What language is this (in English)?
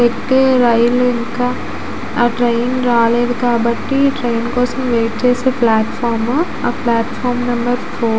Telugu